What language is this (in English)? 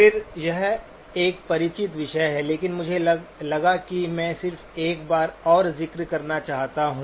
Hindi